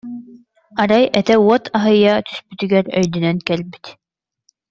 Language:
Yakut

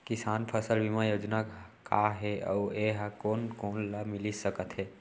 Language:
Chhattisgarhi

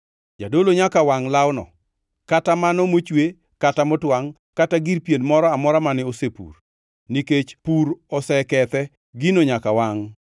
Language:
Luo (Kenya and Tanzania)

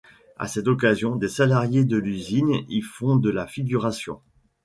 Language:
French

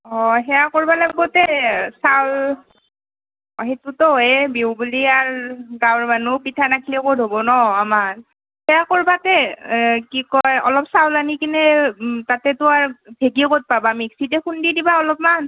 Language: Assamese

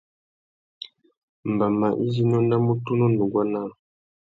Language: Tuki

